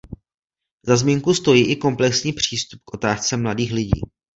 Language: Czech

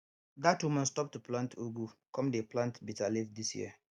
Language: Nigerian Pidgin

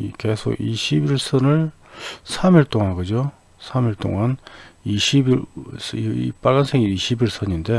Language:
Korean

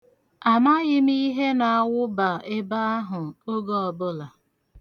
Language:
Igbo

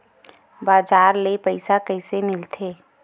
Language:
Chhattisgarhi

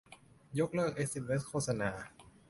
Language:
Thai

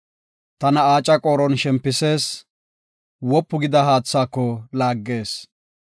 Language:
Gofa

